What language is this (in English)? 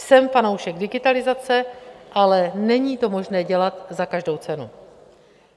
Czech